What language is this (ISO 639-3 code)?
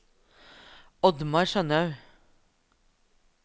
nor